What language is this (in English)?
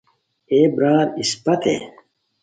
Khowar